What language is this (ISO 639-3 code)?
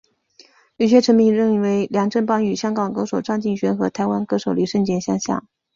zho